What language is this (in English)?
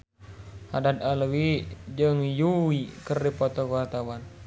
Sundanese